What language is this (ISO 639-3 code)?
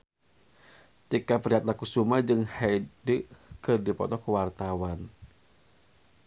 sun